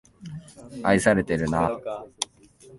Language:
Japanese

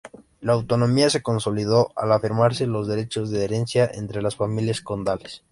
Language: Spanish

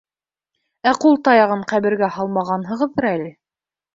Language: Bashkir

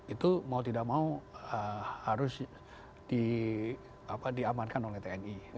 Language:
Indonesian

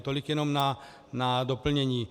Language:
Czech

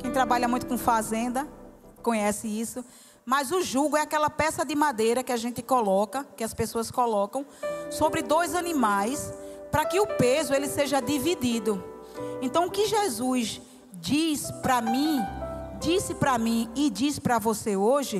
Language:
Portuguese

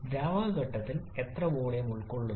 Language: Malayalam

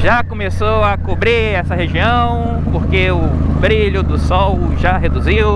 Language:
Portuguese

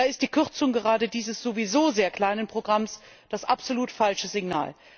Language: German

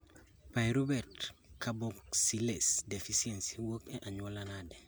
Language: Luo (Kenya and Tanzania)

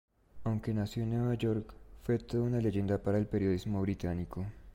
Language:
Spanish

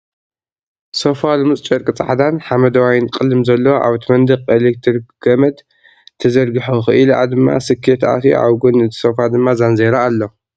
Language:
Tigrinya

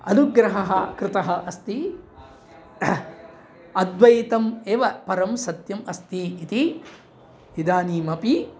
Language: Sanskrit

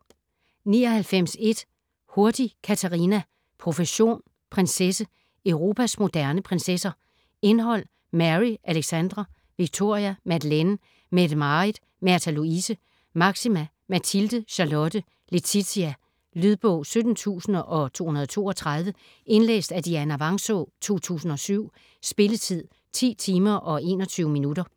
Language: Danish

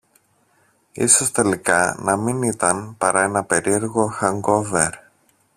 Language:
Greek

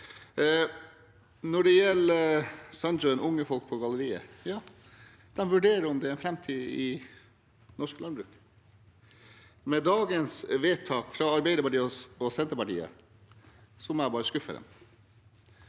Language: Norwegian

